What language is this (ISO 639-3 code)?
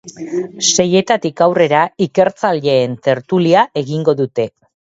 eus